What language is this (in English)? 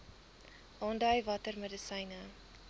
Afrikaans